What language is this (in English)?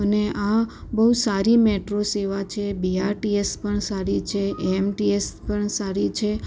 Gujarati